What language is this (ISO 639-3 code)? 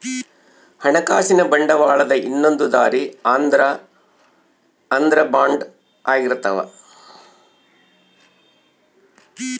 kan